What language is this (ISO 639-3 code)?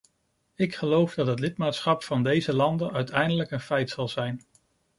nld